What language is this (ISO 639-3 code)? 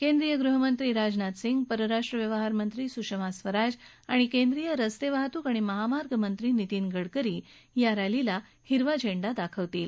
mar